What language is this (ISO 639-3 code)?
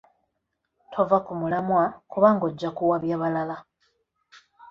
lug